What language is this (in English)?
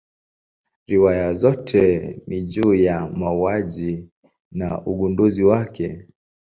Swahili